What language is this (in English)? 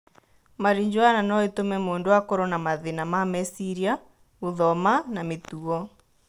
Kikuyu